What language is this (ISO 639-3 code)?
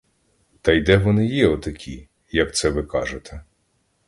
ukr